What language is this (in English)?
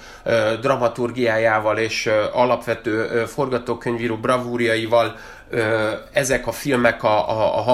Hungarian